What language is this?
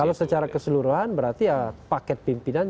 Indonesian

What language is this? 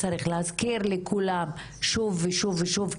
Hebrew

